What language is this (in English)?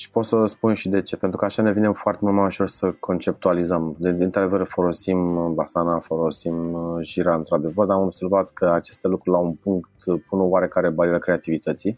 Romanian